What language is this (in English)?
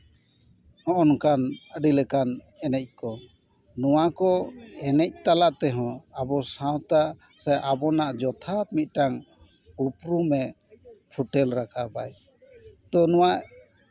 Santali